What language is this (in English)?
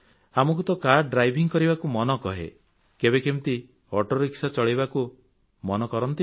Odia